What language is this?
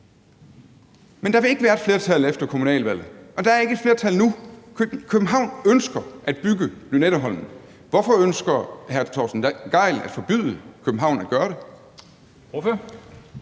Danish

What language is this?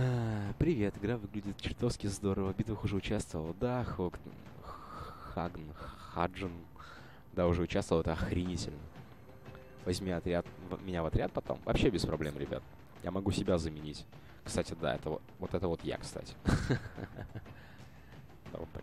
Russian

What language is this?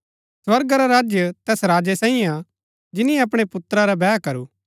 Gaddi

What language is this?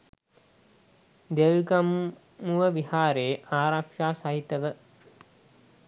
Sinhala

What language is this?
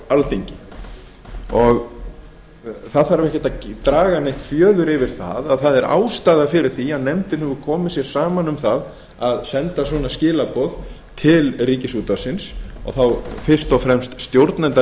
Icelandic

